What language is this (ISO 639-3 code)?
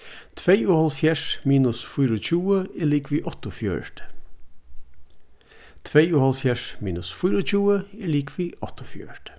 fao